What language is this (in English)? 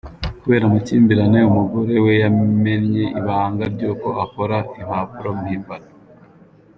Kinyarwanda